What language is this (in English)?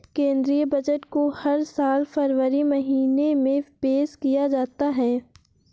Hindi